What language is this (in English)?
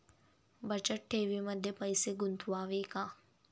Marathi